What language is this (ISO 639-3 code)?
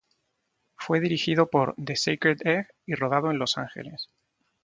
spa